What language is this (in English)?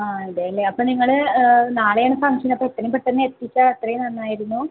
Malayalam